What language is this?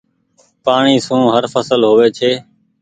Goaria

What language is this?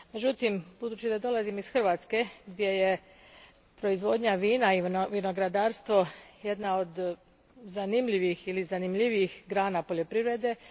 Croatian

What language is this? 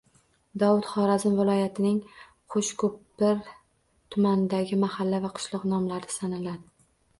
Uzbek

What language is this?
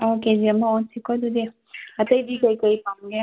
Manipuri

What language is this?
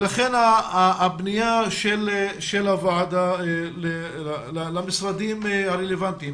Hebrew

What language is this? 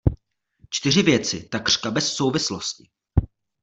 Czech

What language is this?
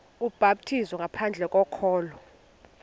Xhosa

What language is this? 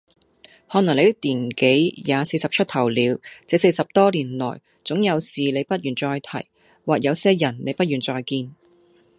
Cantonese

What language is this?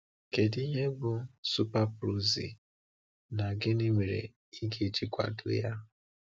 Igbo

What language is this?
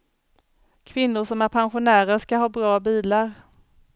Swedish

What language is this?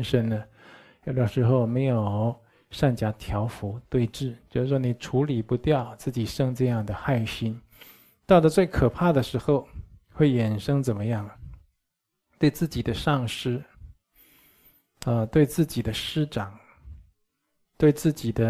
Chinese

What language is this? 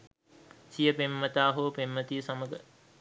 Sinhala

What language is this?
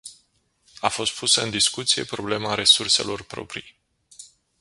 Romanian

